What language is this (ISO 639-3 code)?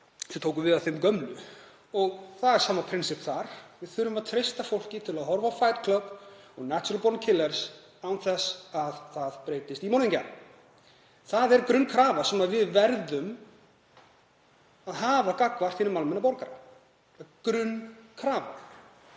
isl